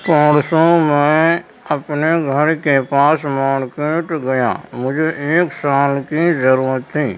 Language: Urdu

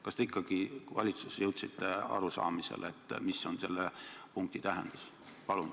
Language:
Estonian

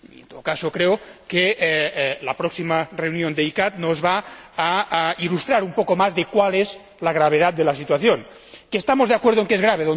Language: Spanish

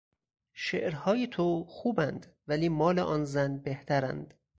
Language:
Persian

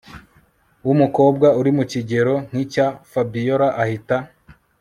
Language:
Kinyarwanda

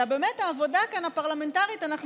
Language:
Hebrew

